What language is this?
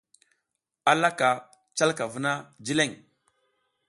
South Giziga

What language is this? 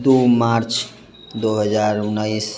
Maithili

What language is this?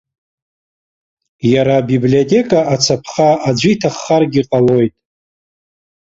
Abkhazian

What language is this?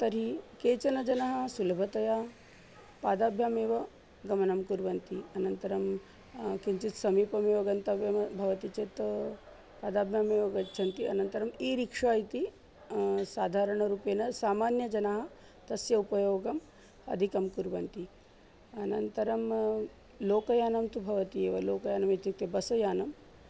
Sanskrit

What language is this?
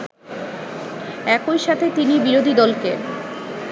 Bangla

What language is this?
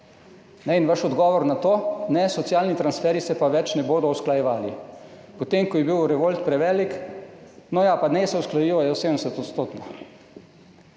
Slovenian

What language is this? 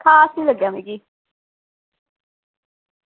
Dogri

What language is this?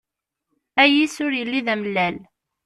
Kabyle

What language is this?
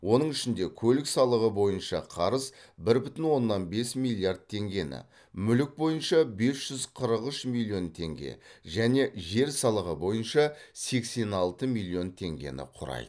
Kazakh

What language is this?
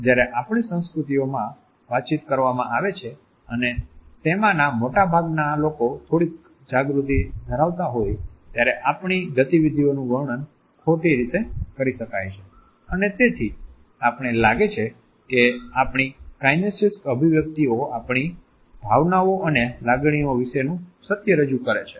Gujarati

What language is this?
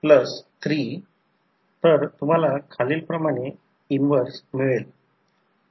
Marathi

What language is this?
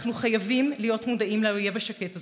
Hebrew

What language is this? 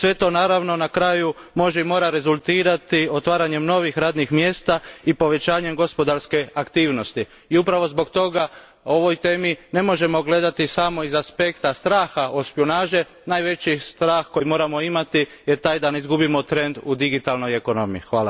Croatian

